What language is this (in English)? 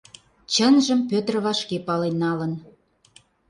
Mari